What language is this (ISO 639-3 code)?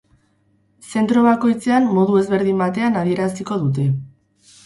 eus